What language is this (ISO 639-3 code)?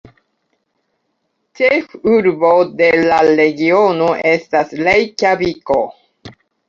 epo